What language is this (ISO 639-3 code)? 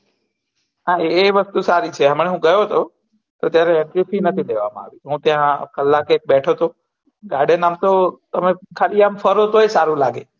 guj